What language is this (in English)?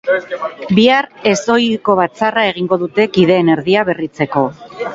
Basque